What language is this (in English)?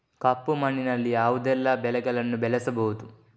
Kannada